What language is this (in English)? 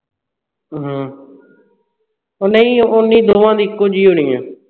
Punjabi